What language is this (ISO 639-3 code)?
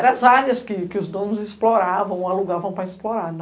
por